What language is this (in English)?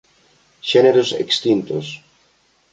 Galician